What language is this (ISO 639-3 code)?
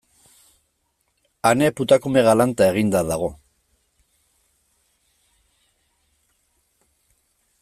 eus